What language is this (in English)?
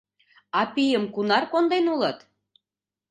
Mari